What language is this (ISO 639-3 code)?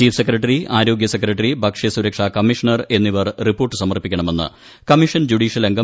mal